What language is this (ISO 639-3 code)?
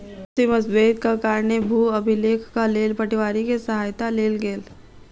mai